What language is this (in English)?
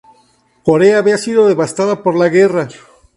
Spanish